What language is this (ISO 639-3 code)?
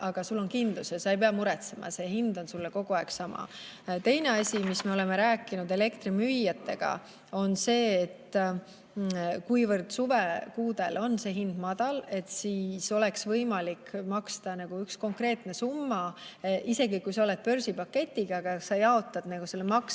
est